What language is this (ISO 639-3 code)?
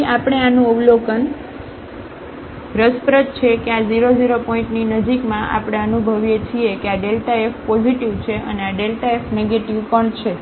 guj